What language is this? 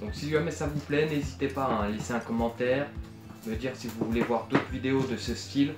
French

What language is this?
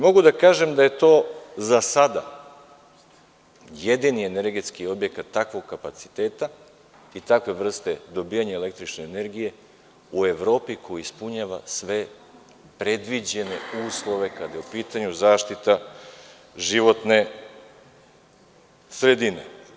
Serbian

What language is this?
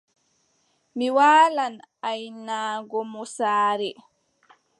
Adamawa Fulfulde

